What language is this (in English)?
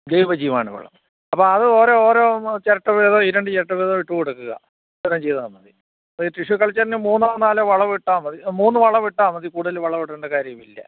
Malayalam